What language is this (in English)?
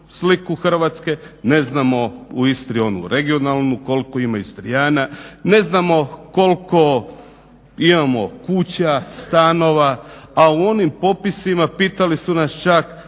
Croatian